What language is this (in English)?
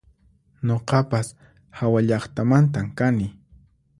Puno Quechua